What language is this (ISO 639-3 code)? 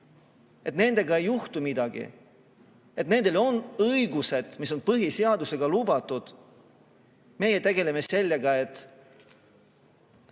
est